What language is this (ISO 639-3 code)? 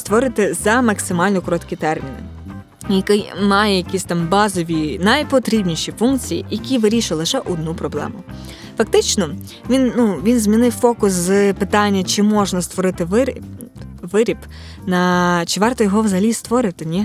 ukr